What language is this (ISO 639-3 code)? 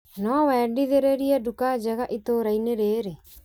kik